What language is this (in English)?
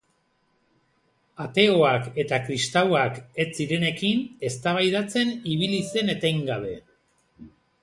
Basque